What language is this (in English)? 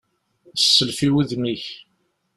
Kabyle